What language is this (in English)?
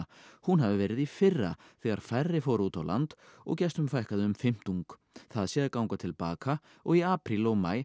Icelandic